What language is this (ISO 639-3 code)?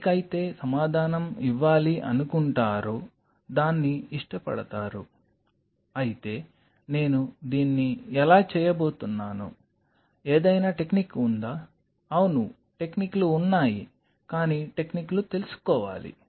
tel